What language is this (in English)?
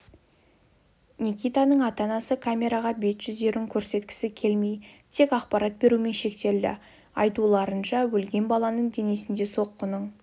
Kazakh